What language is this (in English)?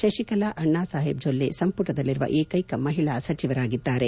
Kannada